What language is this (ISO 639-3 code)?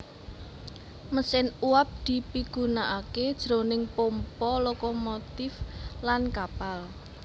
jav